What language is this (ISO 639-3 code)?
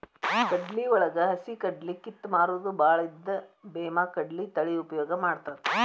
kan